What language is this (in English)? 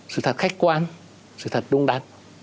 Vietnamese